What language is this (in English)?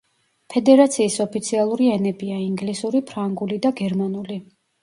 Georgian